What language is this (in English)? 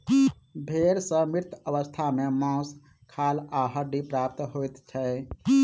Maithili